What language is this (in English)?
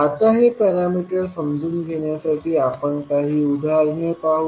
Marathi